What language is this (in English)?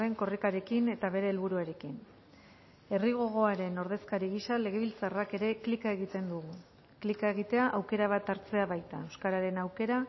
Basque